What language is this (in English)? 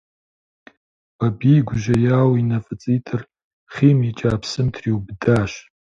Kabardian